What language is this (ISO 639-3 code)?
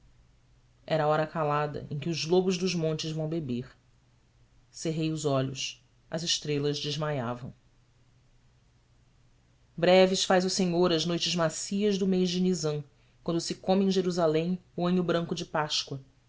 por